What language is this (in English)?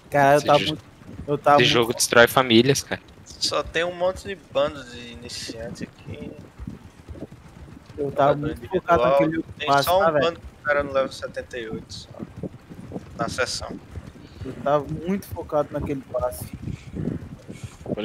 Portuguese